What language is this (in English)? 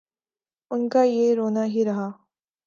Urdu